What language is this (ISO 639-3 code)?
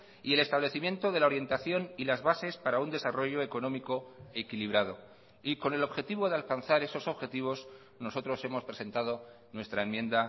spa